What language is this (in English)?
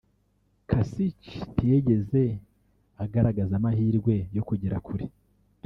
Kinyarwanda